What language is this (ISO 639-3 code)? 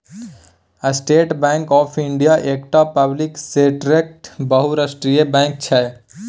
mai